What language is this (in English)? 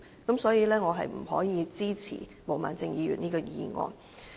Cantonese